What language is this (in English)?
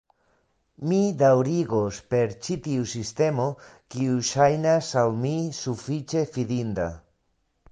Esperanto